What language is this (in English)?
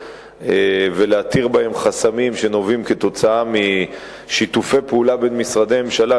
Hebrew